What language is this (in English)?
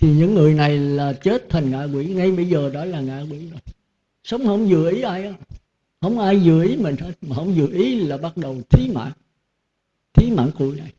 Vietnamese